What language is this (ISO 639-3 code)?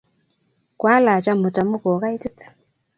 kln